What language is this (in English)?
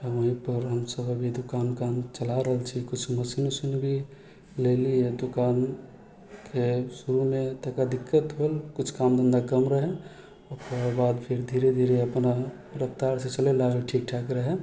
Maithili